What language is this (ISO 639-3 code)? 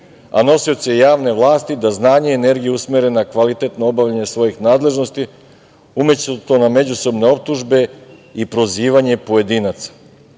srp